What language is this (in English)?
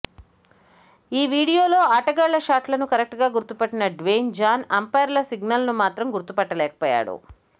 Telugu